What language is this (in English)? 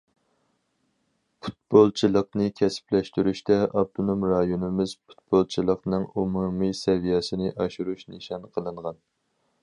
Uyghur